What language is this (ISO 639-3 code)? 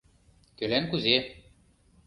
chm